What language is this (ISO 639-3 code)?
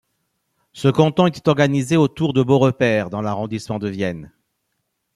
fra